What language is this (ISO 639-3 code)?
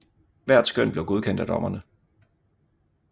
dan